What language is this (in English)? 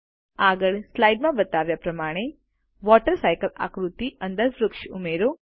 Gujarati